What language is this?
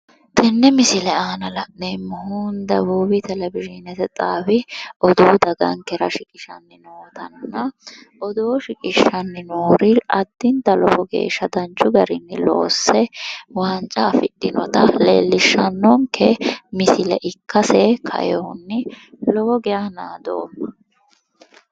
Sidamo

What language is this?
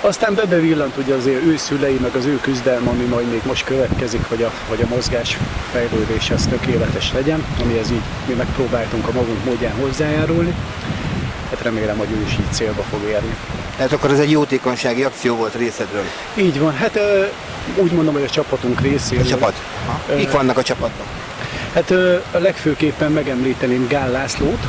Hungarian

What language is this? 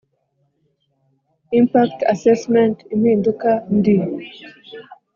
Kinyarwanda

